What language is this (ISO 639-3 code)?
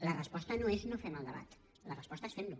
cat